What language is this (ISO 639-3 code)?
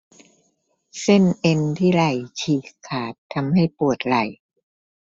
tha